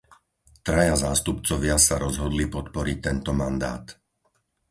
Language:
Slovak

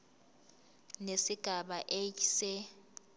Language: Zulu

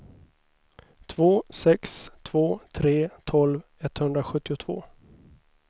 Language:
Swedish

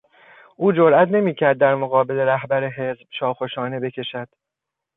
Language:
Persian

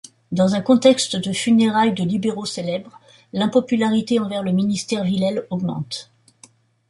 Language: French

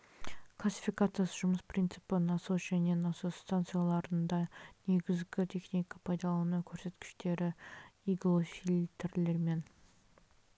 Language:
Kazakh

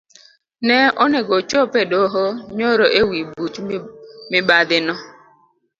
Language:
Luo (Kenya and Tanzania)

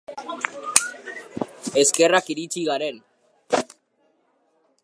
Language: Basque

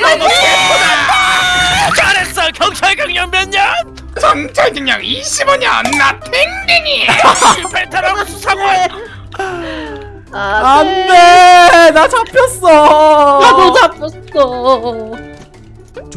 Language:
Korean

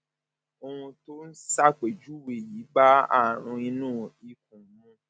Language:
Yoruba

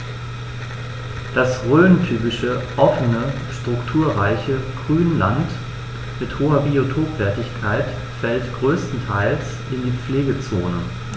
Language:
German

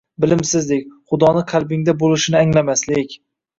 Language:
Uzbek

